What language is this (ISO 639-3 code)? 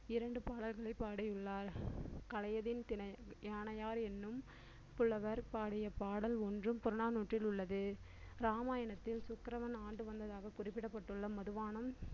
tam